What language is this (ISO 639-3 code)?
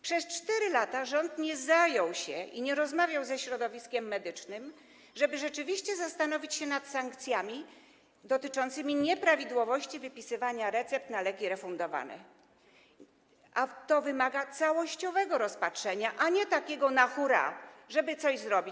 pol